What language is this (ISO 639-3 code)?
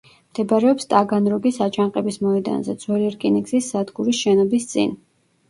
kat